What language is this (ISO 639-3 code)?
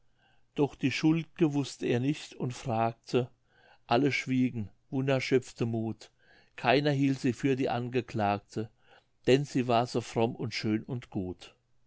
deu